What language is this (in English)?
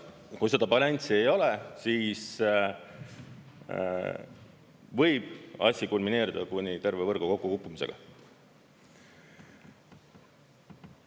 Estonian